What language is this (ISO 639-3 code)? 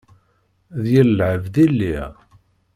kab